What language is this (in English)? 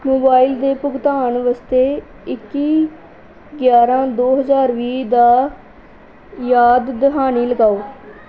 Punjabi